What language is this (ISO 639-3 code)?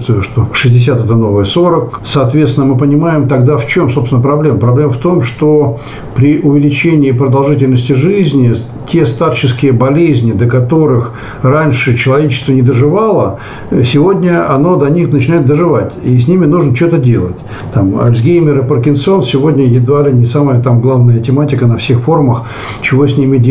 rus